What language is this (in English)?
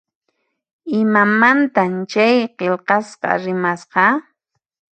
Puno Quechua